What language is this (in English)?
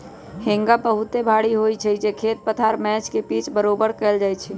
Magahi